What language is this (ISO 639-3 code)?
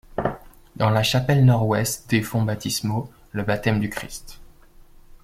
fra